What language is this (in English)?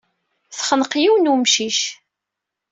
Kabyle